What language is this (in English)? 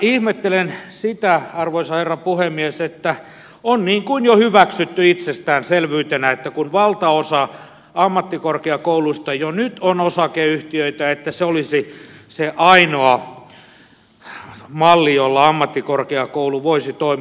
Finnish